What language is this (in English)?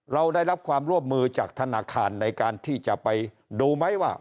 Thai